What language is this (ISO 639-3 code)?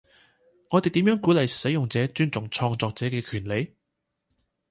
yue